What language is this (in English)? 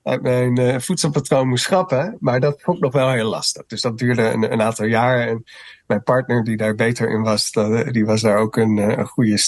Dutch